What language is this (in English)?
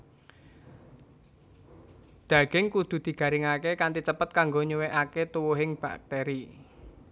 Javanese